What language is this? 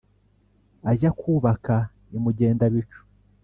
Kinyarwanda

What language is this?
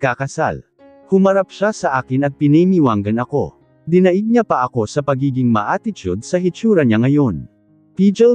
Filipino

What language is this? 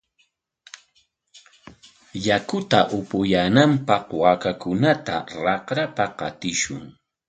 Corongo Ancash Quechua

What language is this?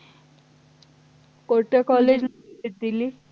Marathi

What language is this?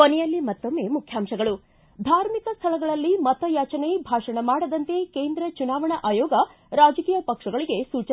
Kannada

